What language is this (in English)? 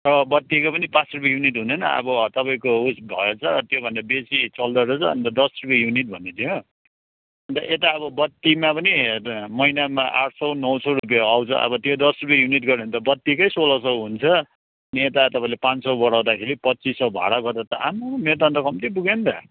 Nepali